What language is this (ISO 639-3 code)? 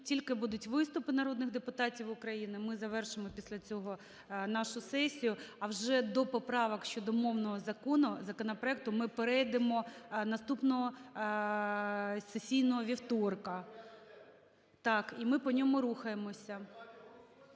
ukr